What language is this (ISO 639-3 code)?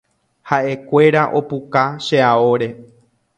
grn